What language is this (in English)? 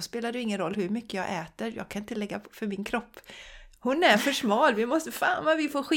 Swedish